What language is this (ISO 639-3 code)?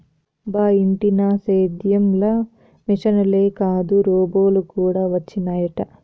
tel